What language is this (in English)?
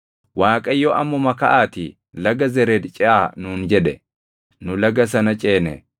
Oromo